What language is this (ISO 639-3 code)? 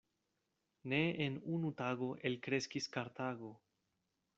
epo